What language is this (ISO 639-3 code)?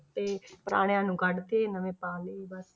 pan